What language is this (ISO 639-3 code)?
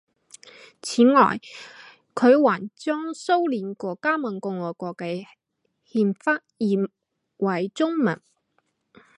zho